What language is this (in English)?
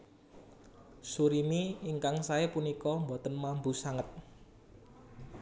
Javanese